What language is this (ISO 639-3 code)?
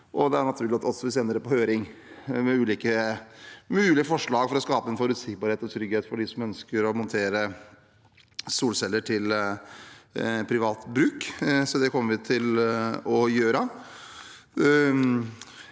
nor